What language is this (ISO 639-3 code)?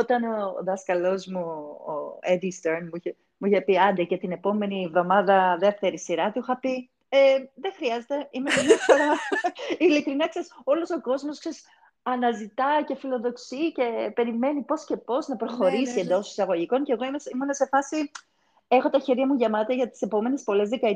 ell